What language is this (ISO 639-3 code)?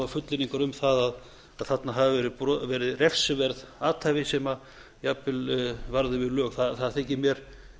isl